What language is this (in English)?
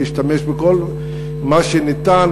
Hebrew